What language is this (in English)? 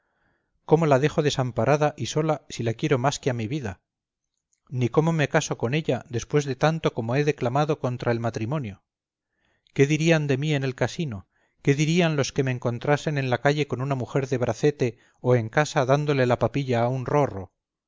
Spanish